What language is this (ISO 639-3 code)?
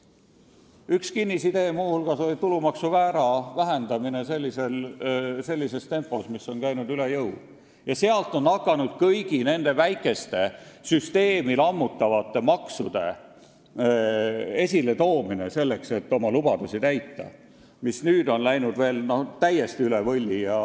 est